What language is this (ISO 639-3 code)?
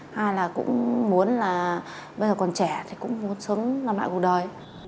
vie